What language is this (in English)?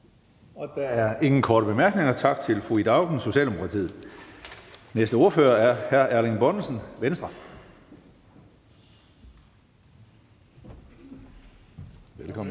Danish